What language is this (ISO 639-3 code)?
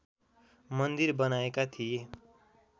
nep